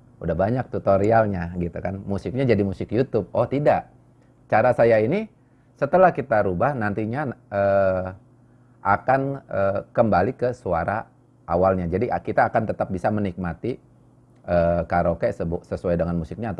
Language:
Indonesian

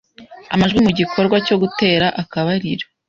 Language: Kinyarwanda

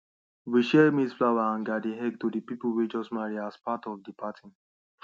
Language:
Nigerian Pidgin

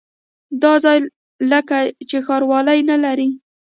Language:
Pashto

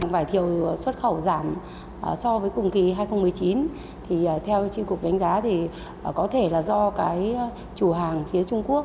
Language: Vietnamese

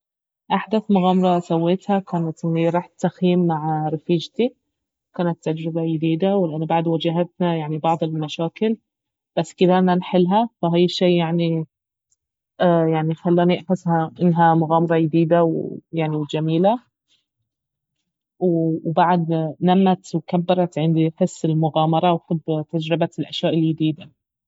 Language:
Baharna Arabic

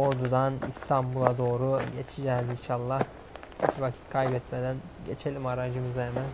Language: Turkish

